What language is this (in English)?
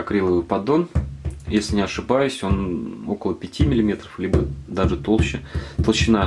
Russian